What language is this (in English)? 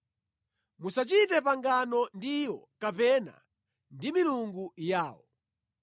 Nyanja